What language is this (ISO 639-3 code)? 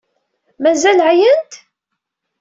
kab